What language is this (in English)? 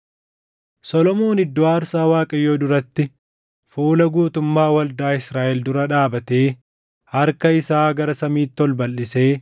Oromo